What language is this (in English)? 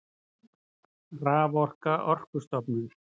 Icelandic